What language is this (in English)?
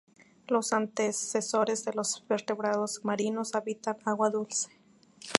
Spanish